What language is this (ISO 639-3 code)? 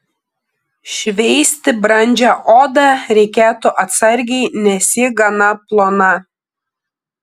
lit